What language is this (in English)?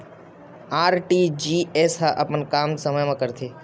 Chhattisgarhi